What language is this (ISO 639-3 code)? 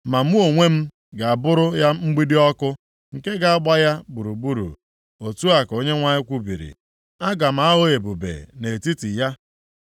ibo